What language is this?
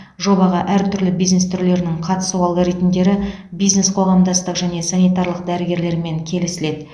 Kazakh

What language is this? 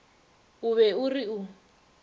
Northern Sotho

